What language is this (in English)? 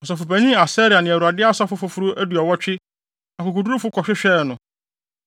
Akan